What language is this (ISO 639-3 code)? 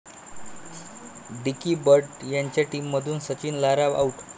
mar